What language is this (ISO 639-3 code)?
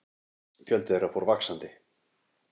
isl